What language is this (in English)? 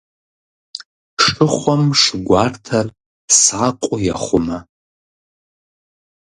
Kabardian